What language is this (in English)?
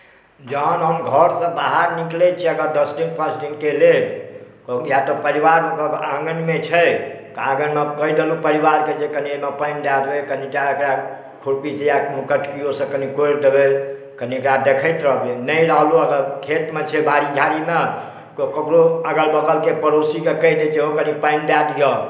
Maithili